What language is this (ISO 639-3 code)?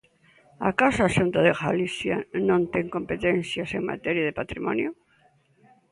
glg